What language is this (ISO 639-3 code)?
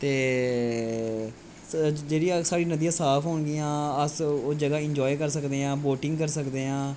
doi